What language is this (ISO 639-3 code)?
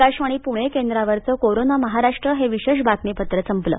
mar